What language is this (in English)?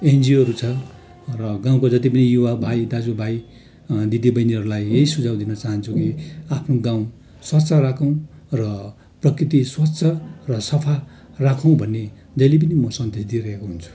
Nepali